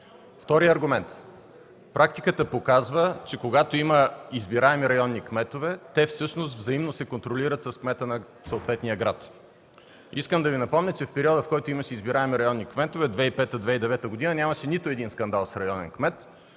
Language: Bulgarian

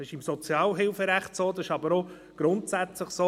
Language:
Swiss German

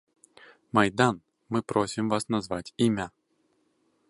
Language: Belarusian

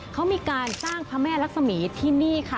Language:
Thai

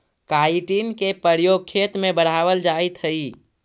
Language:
Magahi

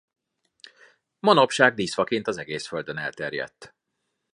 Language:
Hungarian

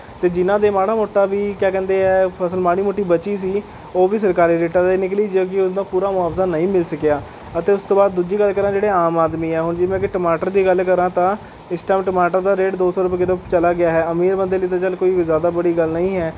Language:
Punjabi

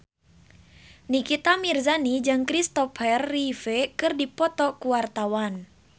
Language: Sundanese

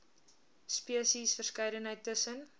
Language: Afrikaans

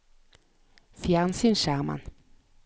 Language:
Norwegian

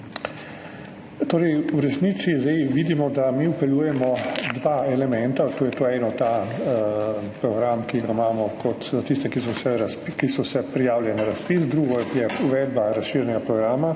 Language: Slovenian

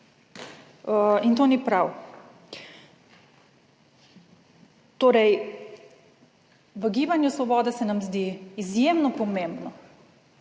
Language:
Slovenian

